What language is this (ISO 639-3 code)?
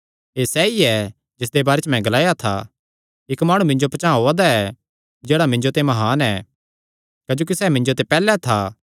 xnr